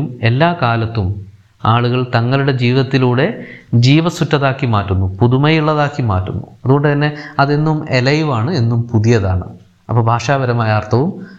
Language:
Malayalam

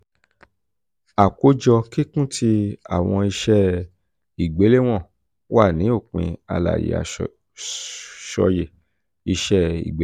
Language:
Yoruba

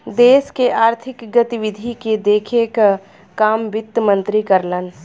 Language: Bhojpuri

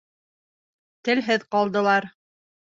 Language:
Bashkir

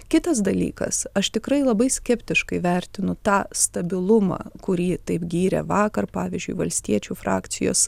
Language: Lithuanian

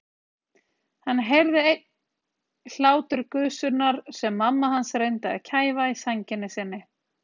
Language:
Icelandic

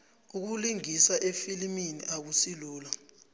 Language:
South Ndebele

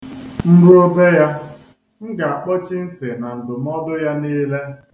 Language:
Igbo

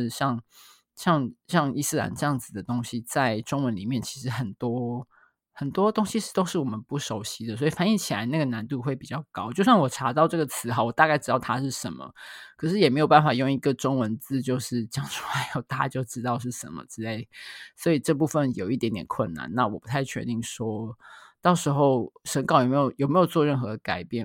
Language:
Chinese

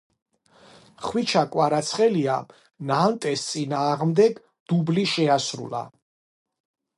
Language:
Georgian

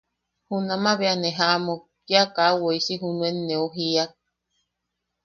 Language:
Yaqui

